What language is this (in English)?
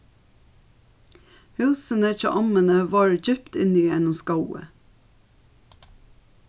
Faroese